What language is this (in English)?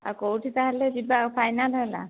Odia